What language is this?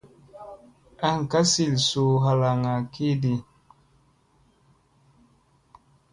Musey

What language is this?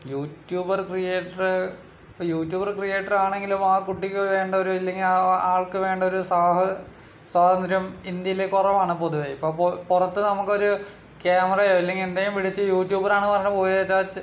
Malayalam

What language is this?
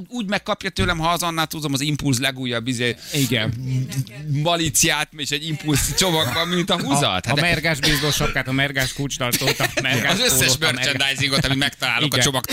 Hungarian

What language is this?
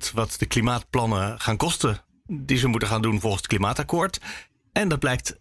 Dutch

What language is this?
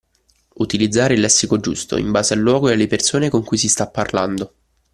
Italian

